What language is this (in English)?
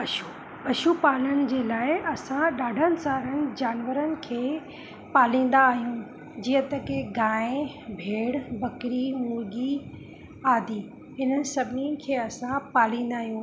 Sindhi